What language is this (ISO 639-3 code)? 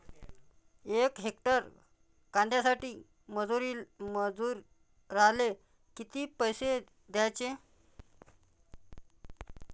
mar